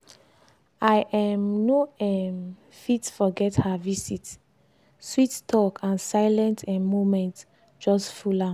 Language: Nigerian Pidgin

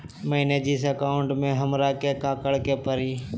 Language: Magahi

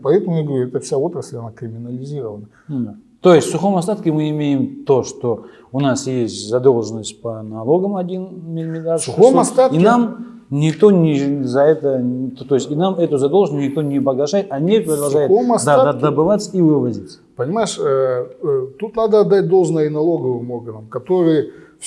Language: Russian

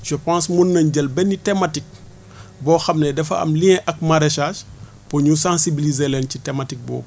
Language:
Wolof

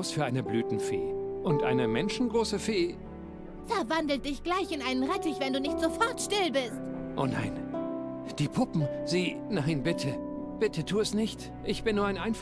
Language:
German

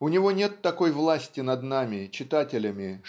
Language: Russian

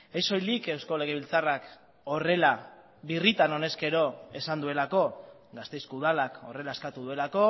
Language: Basque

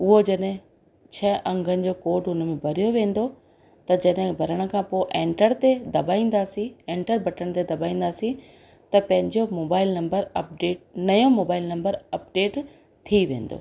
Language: Sindhi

